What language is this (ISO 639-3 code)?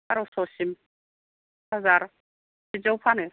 brx